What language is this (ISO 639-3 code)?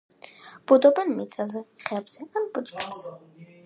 kat